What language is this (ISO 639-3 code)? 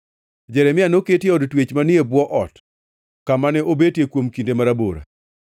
luo